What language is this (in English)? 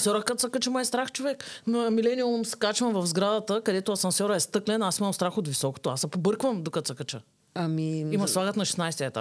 Bulgarian